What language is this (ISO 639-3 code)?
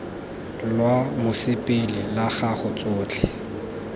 tsn